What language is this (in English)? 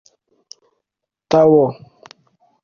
Kinyarwanda